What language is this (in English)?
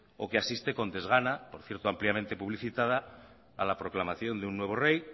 Spanish